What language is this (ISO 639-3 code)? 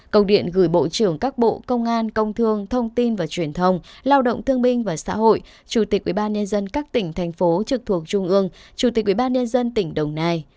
vie